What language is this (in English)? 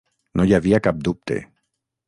Catalan